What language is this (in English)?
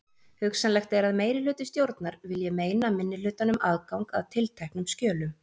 Icelandic